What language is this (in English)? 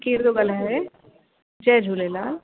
Sindhi